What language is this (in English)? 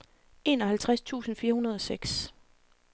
Danish